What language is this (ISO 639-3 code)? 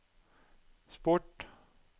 nor